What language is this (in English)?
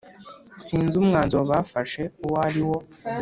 Kinyarwanda